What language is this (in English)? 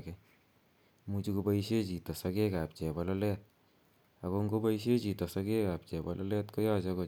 Kalenjin